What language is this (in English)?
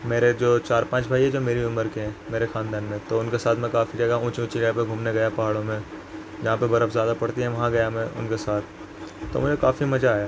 Urdu